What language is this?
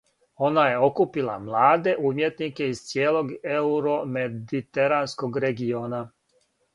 Serbian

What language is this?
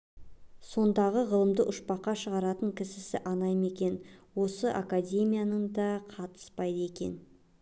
Kazakh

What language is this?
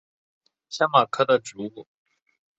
Chinese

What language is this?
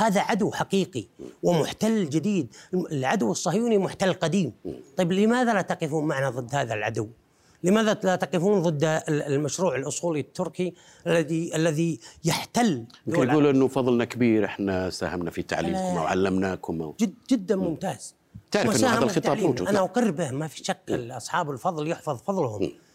Arabic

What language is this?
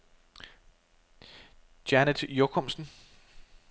Danish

